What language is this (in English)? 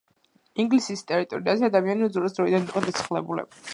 Georgian